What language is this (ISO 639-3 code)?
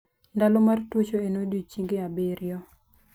luo